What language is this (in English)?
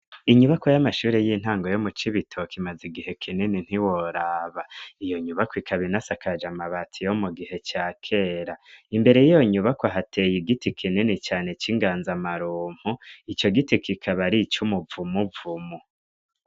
Rundi